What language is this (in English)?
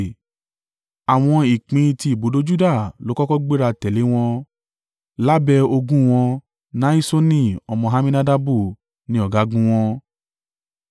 Yoruba